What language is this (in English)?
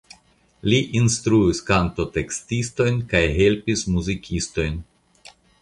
Esperanto